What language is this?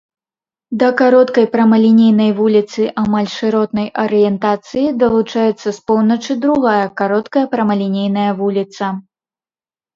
Belarusian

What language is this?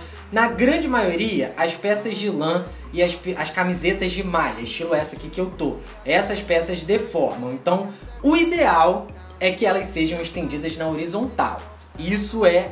Portuguese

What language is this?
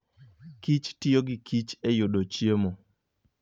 Luo (Kenya and Tanzania)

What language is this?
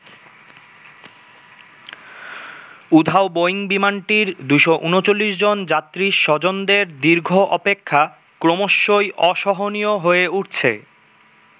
Bangla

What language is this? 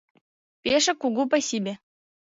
Mari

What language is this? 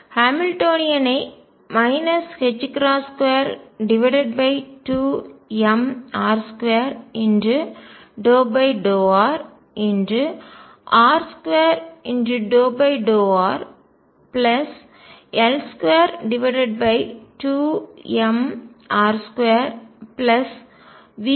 Tamil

